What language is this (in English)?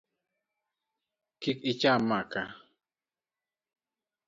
Luo (Kenya and Tanzania)